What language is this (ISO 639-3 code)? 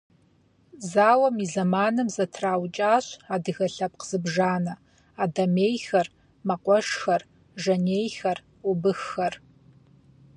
kbd